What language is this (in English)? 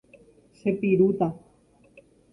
Guarani